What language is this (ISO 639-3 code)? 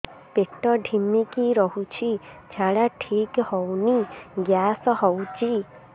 ori